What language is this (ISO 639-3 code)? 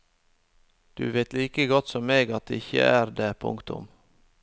nor